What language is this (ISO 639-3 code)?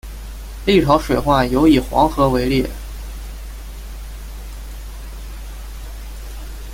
zho